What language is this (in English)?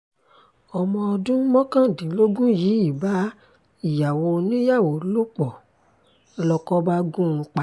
Yoruba